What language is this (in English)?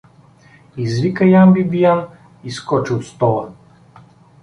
Bulgarian